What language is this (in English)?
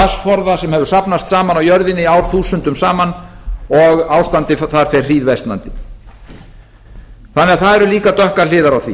Icelandic